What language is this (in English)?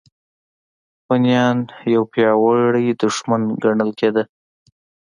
Pashto